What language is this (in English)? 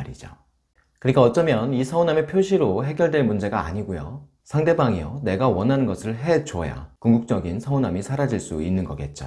Korean